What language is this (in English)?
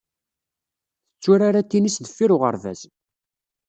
Kabyle